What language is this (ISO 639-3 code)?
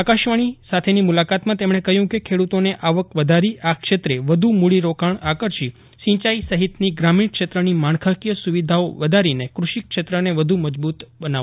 guj